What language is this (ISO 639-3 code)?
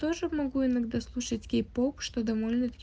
rus